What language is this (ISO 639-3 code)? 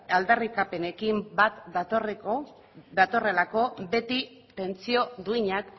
eus